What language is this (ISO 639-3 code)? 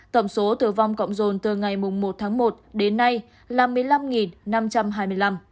vie